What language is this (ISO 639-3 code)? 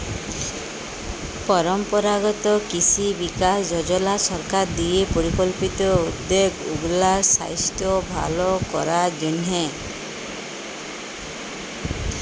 ben